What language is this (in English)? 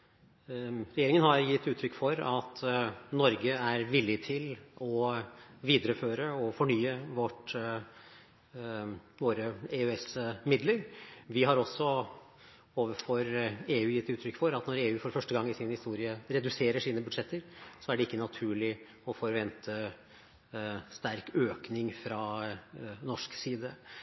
Norwegian Bokmål